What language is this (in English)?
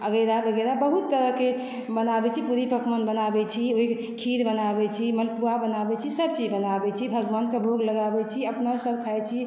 Maithili